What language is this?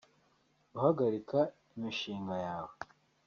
Kinyarwanda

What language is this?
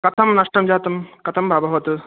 Sanskrit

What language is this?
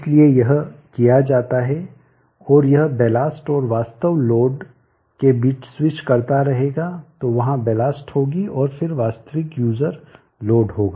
Hindi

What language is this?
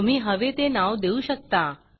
Marathi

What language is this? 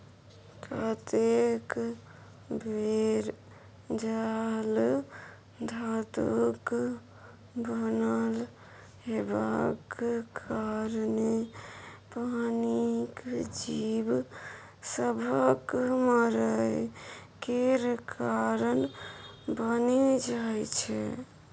Maithili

